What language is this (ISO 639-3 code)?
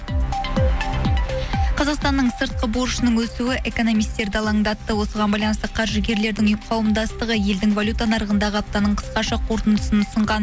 kaz